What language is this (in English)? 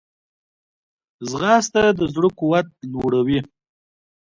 Pashto